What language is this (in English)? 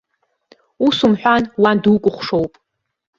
Abkhazian